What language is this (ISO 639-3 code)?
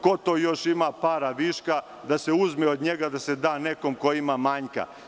srp